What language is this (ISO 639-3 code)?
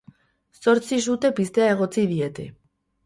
eus